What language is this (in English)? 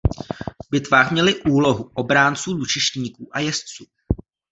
Czech